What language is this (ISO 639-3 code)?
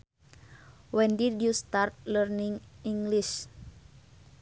sun